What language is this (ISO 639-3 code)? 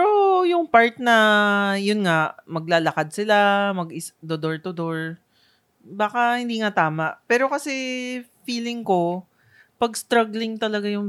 fil